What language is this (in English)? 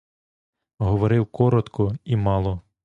Ukrainian